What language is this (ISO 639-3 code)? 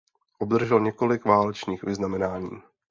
ces